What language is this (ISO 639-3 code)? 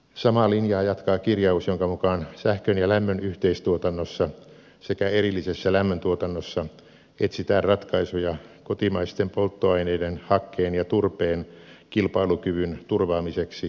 fin